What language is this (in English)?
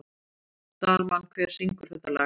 Icelandic